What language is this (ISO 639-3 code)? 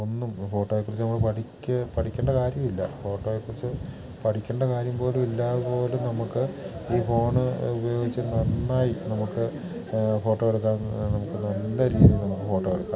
mal